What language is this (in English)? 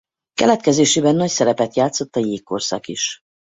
Hungarian